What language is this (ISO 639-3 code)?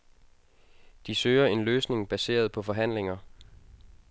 dan